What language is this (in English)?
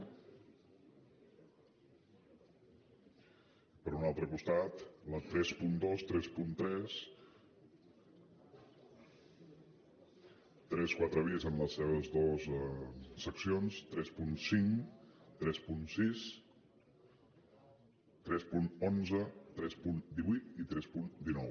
Catalan